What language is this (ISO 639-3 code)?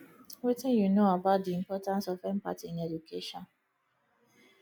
pcm